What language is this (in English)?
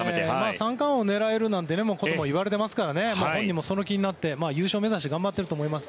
Japanese